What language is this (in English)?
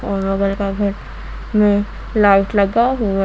Hindi